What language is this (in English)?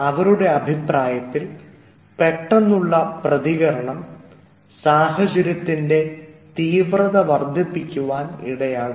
Malayalam